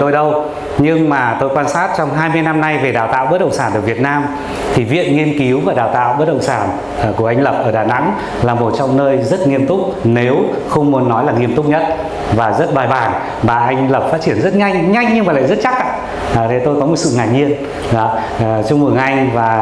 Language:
Vietnamese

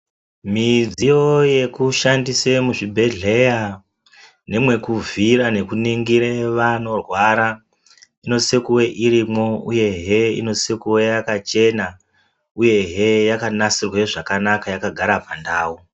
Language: Ndau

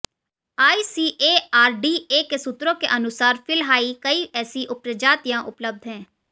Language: Hindi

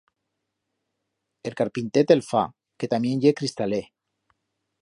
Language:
Aragonese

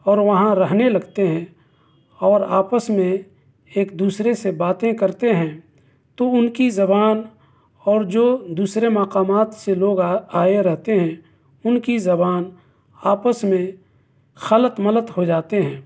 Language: Urdu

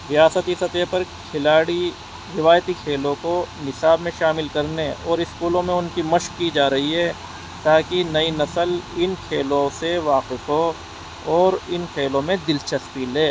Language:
Urdu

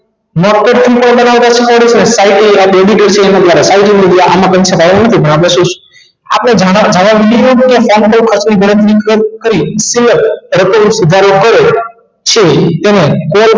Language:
Gujarati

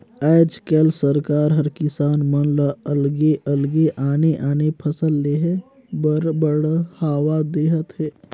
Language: Chhattisgarhi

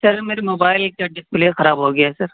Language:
Urdu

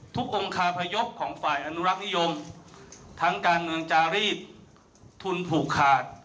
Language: Thai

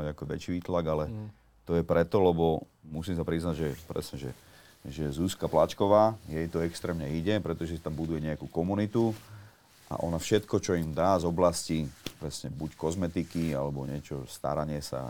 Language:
Slovak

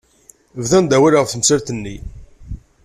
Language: Kabyle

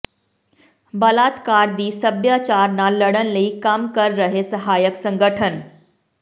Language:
Punjabi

